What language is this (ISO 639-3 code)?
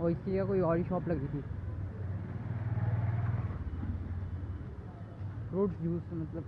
hin